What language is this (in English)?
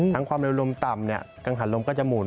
Thai